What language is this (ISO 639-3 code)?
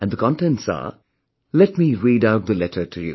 eng